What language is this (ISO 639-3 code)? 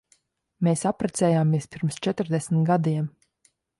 lav